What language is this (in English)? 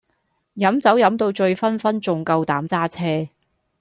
Cantonese